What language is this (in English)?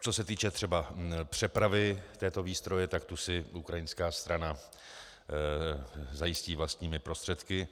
Czech